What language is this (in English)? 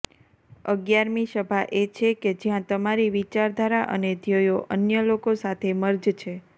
Gujarati